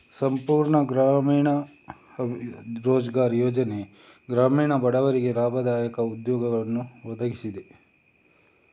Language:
Kannada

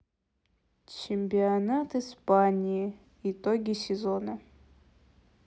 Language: Russian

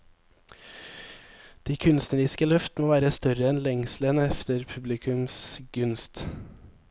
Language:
Norwegian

